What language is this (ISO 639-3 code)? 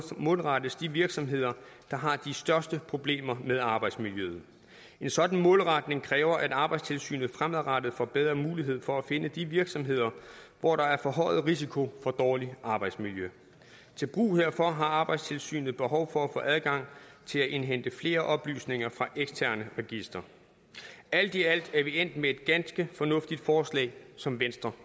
dan